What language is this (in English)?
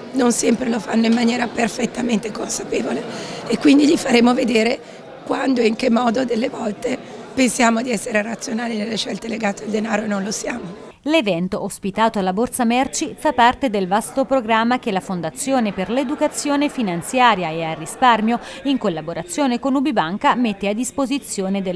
Italian